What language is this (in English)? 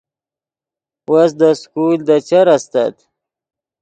Yidgha